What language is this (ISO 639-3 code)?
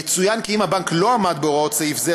heb